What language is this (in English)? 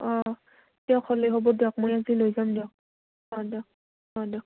Assamese